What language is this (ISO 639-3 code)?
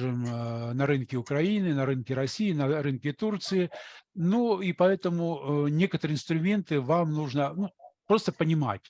rus